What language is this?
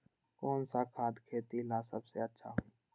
Magahi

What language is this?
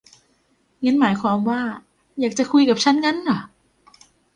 Thai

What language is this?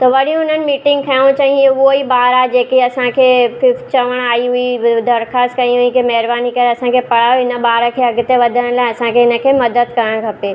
Sindhi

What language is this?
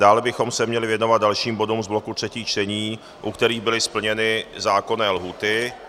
Czech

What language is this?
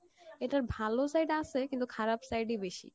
Bangla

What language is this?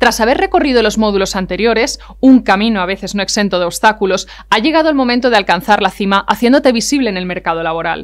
Spanish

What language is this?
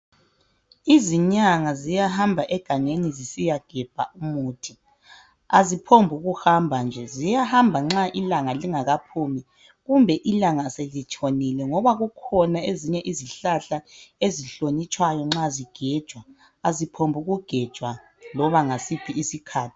North Ndebele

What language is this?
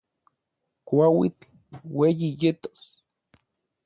Orizaba Nahuatl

